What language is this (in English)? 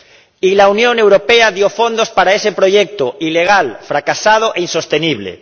Spanish